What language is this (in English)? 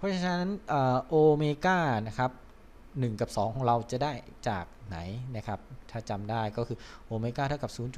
Thai